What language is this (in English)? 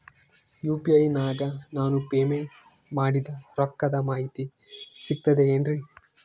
Kannada